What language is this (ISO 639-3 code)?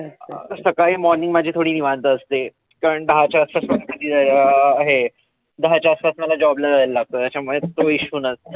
mar